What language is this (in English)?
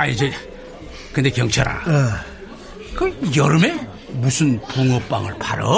Korean